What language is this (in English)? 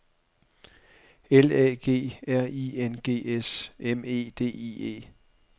Danish